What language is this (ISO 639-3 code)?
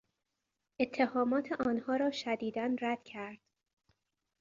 fas